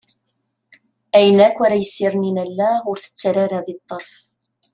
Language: Kabyle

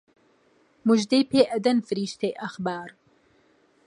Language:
Central Kurdish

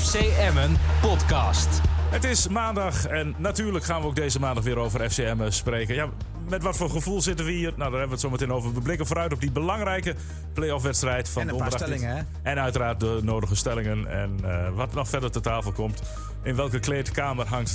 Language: Dutch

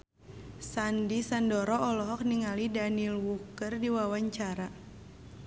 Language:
Sundanese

